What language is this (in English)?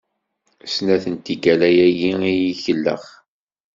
Kabyle